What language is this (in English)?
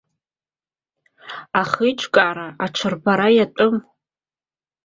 Abkhazian